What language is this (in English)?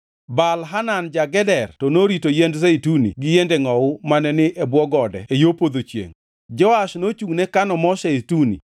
Luo (Kenya and Tanzania)